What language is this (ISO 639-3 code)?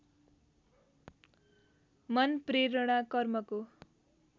nep